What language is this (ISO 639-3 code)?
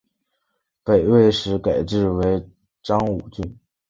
zho